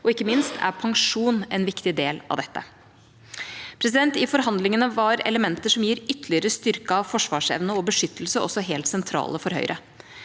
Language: Norwegian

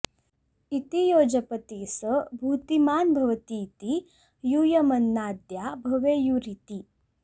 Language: Sanskrit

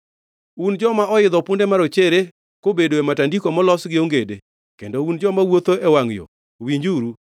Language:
Luo (Kenya and Tanzania)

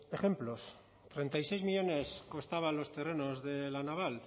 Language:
Spanish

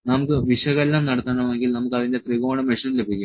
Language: Malayalam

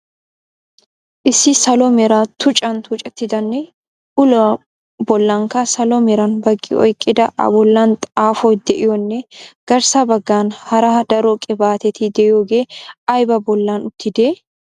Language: Wolaytta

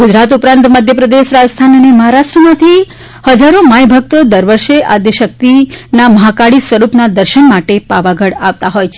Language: Gujarati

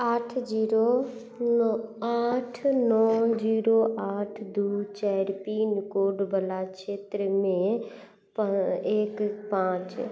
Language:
Maithili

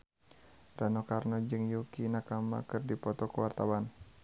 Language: Sundanese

